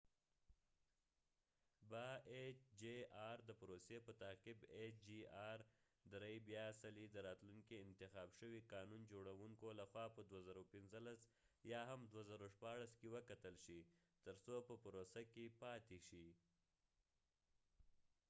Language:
Pashto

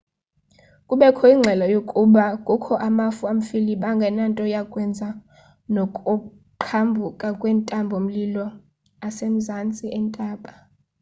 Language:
Xhosa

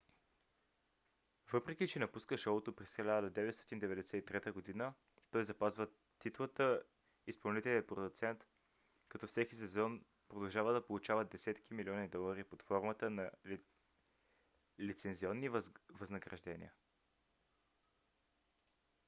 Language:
Bulgarian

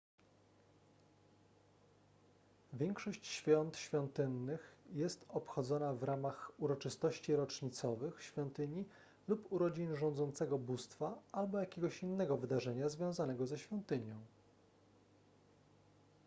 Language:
Polish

